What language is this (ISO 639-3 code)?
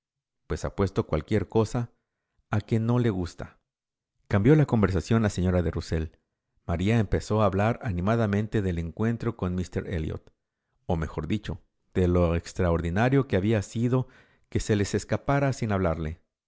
spa